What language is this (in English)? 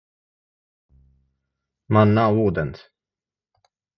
Latvian